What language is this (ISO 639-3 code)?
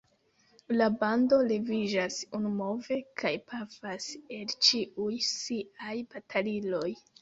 epo